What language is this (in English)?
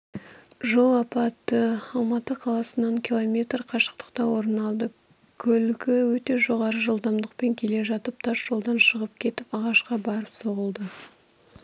Kazakh